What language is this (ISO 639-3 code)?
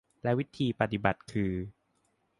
tha